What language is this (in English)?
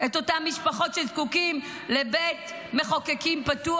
Hebrew